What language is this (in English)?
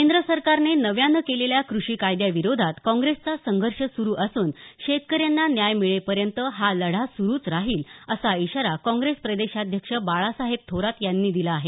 Marathi